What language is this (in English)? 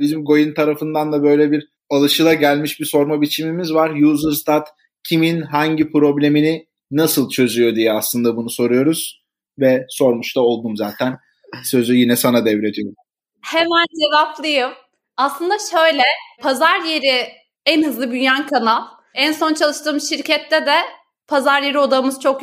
Turkish